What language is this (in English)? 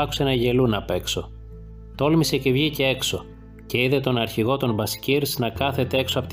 Greek